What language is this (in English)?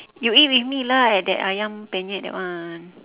English